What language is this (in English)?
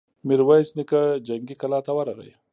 Pashto